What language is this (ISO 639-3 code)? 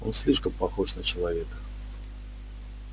rus